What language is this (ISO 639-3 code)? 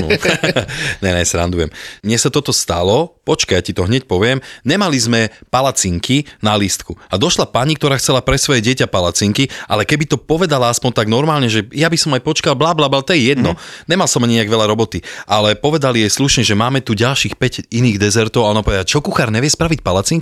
slk